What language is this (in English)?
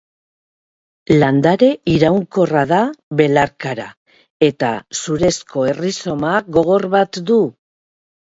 Basque